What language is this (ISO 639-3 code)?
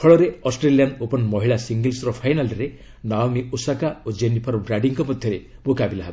ori